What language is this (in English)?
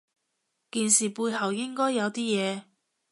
Cantonese